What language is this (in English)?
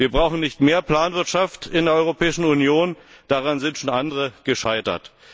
German